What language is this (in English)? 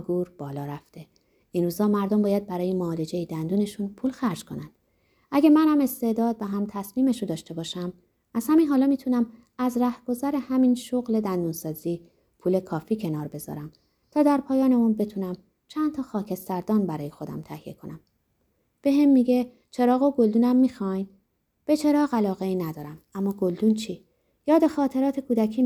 Persian